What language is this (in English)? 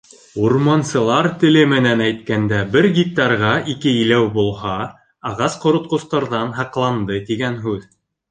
Bashkir